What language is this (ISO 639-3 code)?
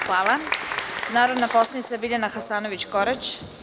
srp